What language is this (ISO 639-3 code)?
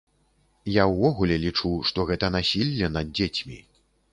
bel